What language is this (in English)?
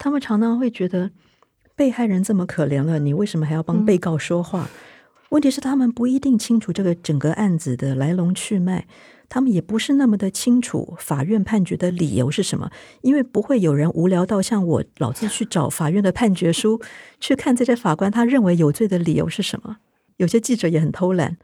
Chinese